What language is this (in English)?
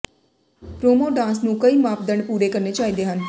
Punjabi